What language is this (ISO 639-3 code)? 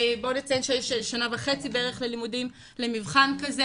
heb